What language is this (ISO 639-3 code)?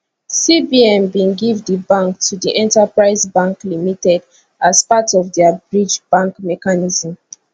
pcm